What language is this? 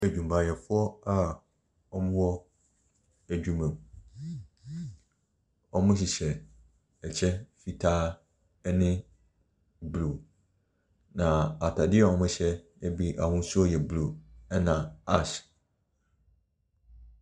Akan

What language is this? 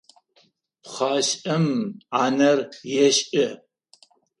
Adyghe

